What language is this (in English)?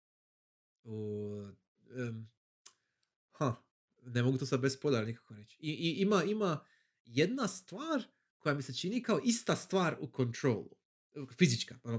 Croatian